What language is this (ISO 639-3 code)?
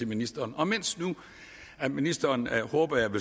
dan